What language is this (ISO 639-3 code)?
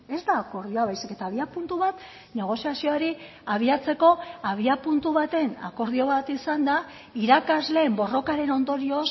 eus